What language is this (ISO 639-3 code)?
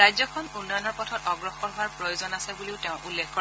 asm